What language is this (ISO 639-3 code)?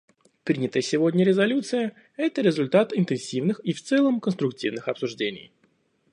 rus